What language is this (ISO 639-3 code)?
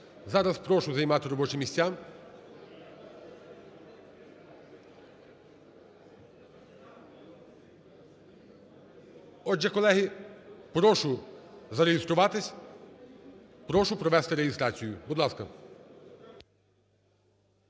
ukr